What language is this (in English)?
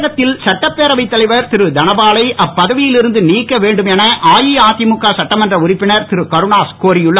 Tamil